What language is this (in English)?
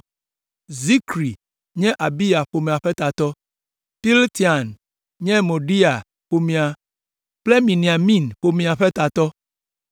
Ewe